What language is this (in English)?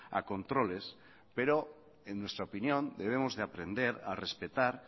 Spanish